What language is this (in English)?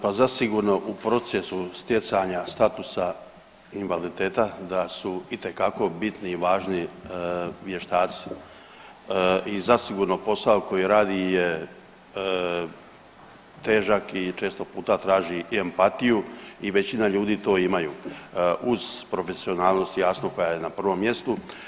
Croatian